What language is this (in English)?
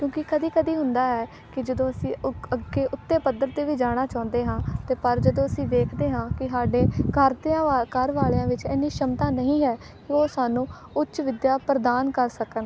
Punjabi